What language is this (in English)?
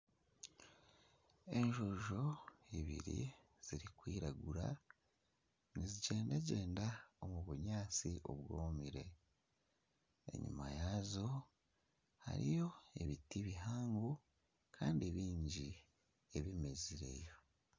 Nyankole